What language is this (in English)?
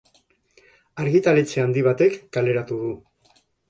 Basque